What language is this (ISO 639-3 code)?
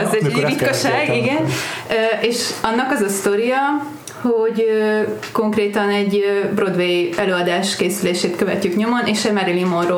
hun